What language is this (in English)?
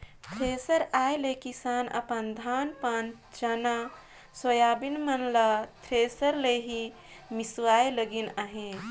Chhattisgarhi